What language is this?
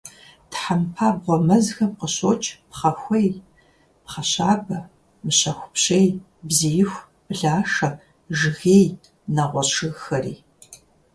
Kabardian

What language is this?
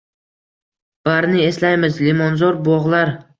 Uzbek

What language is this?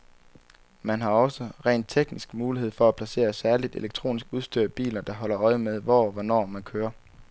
Danish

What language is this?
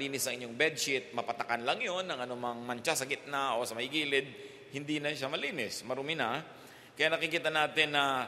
Filipino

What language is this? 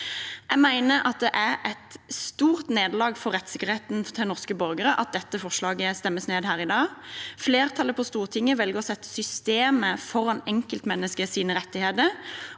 Norwegian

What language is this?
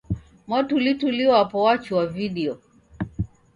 Taita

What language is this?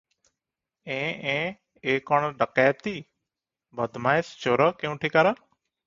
Odia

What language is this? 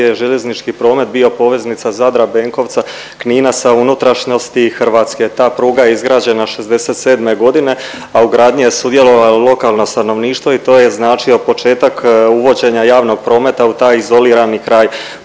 Croatian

